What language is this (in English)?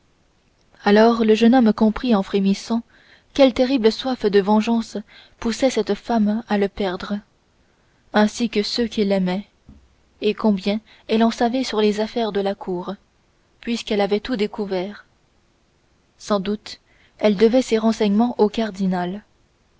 French